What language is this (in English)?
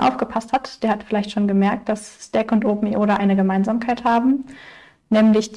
German